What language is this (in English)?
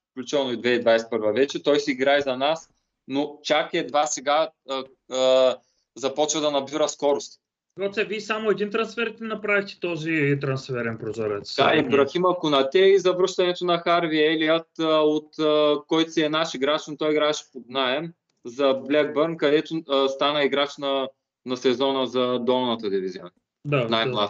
Bulgarian